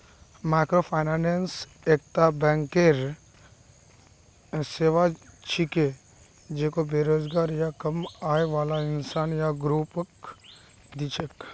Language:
Magahi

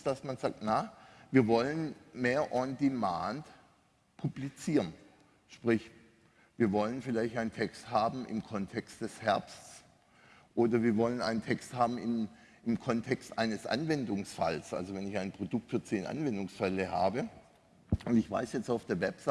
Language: German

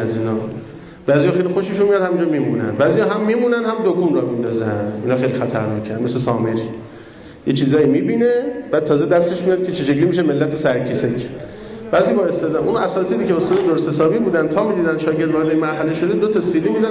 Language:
Persian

